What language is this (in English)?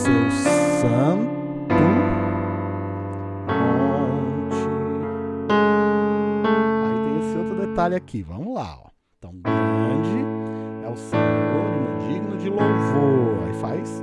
Portuguese